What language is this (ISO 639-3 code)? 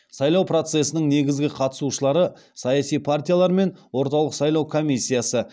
kaz